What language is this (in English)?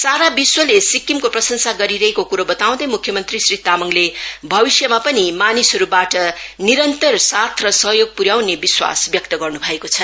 Nepali